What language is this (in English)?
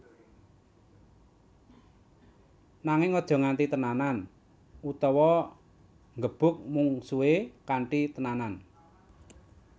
Javanese